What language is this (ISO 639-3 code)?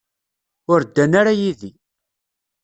kab